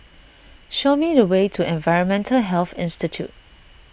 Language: English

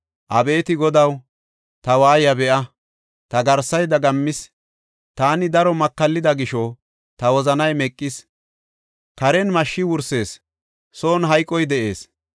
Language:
Gofa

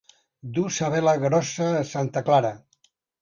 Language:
Catalan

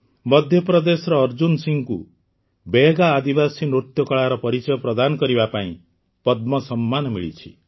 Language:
Odia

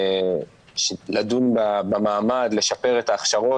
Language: Hebrew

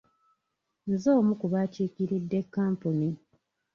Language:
Ganda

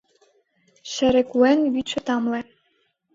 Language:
Mari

